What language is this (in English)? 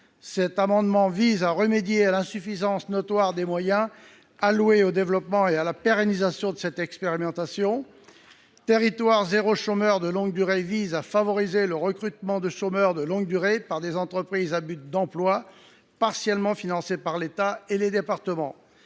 French